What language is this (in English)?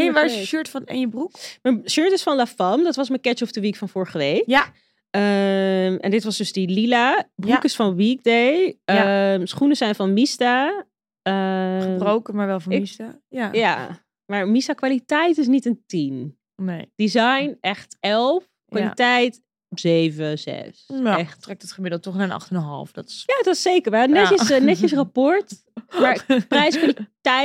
Dutch